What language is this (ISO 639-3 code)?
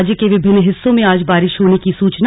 hin